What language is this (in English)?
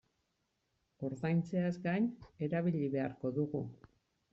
Basque